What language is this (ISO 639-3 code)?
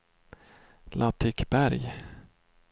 swe